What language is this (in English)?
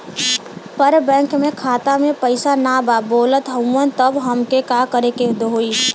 Bhojpuri